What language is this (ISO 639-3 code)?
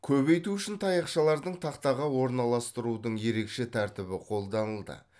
kaz